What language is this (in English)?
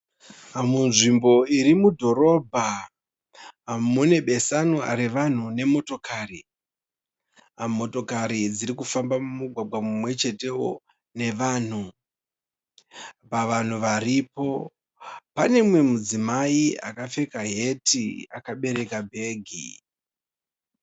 Shona